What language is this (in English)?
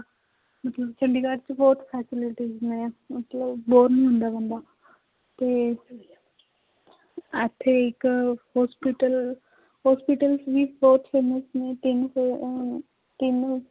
Punjabi